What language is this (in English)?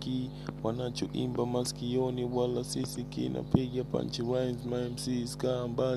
Swahili